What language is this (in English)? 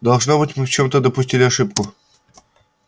Russian